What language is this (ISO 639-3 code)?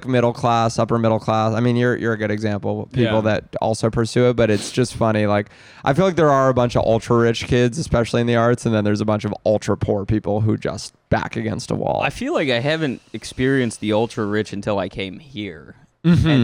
eng